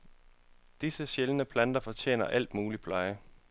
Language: Danish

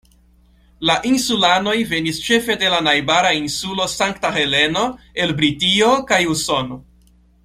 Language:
Esperanto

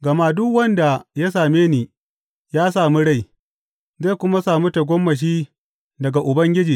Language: Hausa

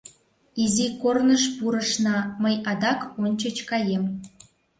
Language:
Mari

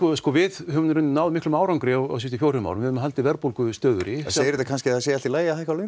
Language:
Icelandic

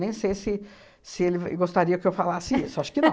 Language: Portuguese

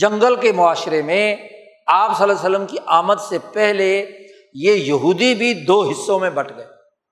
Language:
Urdu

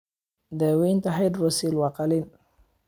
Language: Somali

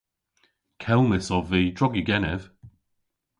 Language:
Cornish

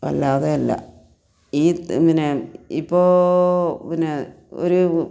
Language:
Malayalam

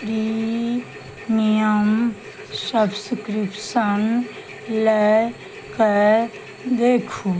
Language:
Maithili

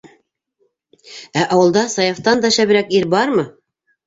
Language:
Bashkir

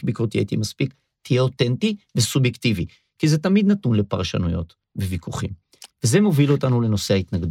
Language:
Hebrew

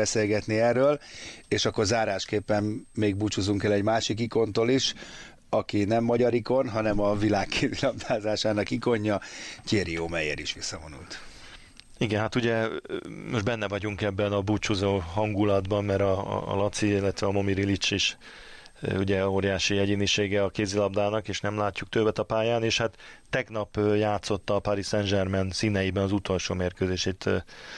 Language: Hungarian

